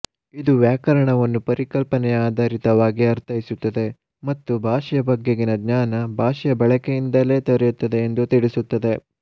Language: Kannada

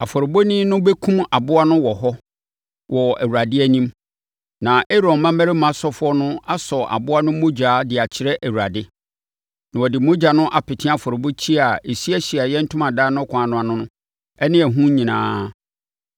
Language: Akan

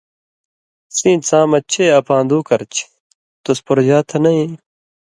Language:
Indus Kohistani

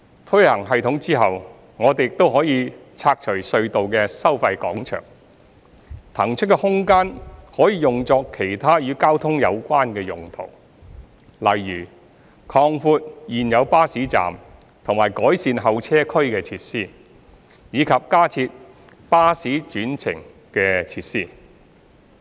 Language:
Cantonese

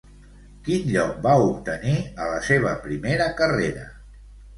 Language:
Catalan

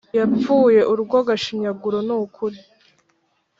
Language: Kinyarwanda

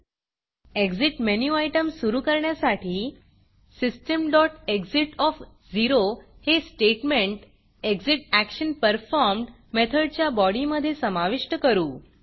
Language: Marathi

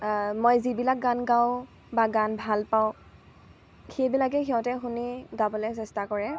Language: Assamese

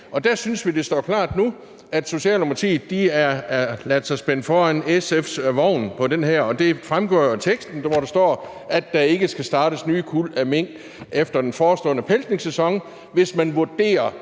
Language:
Danish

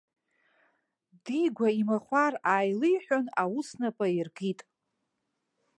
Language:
Abkhazian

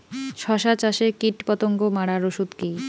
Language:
Bangla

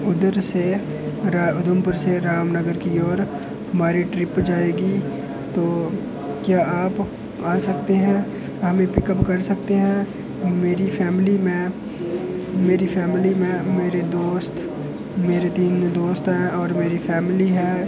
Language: Dogri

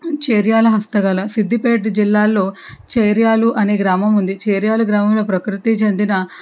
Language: Telugu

